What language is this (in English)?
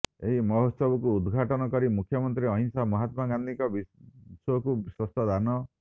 Odia